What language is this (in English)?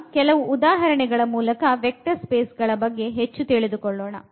Kannada